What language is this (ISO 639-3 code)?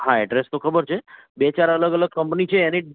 guj